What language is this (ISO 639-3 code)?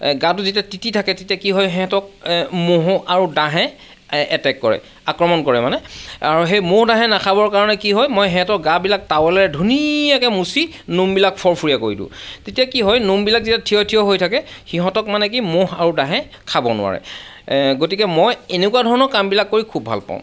asm